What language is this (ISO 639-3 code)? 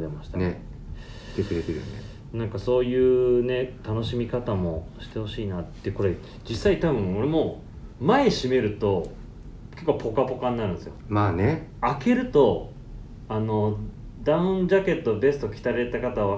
jpn